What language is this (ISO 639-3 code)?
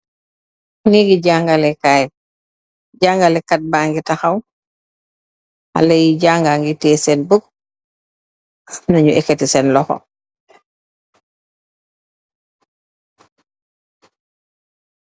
wol